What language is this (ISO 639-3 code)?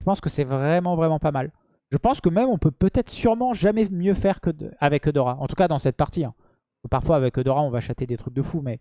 fra